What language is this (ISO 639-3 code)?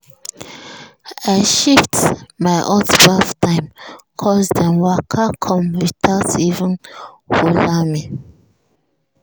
pcm